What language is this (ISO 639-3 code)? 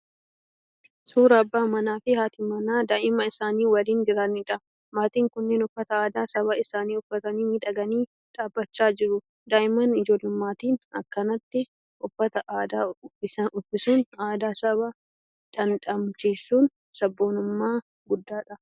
orm